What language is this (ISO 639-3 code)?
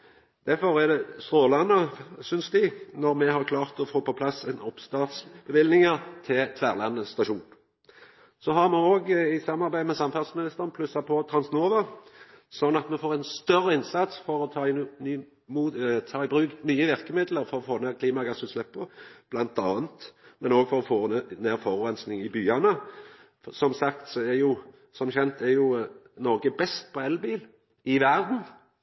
nno